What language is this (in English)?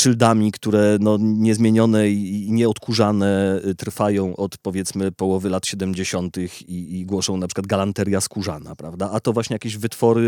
Polish